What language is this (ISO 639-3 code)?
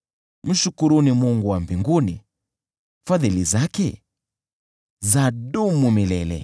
swa